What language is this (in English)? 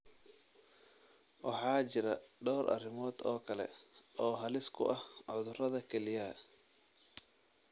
Somali